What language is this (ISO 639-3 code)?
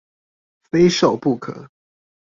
zho